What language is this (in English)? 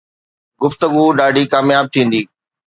Sindhi